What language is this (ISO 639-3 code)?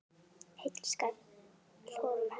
isl